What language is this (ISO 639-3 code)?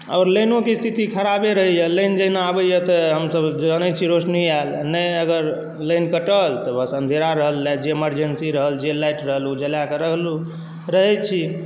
mai